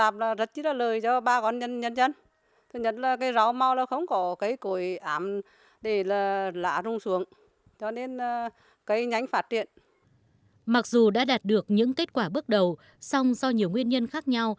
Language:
Vietnamese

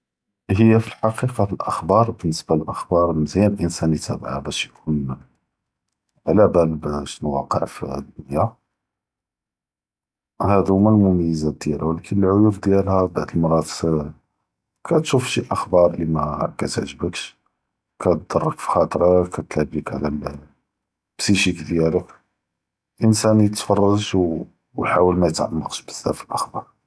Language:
Judeo-Arabic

